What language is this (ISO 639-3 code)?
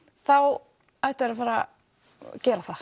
isl